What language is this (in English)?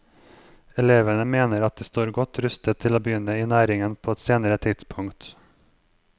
Norwegian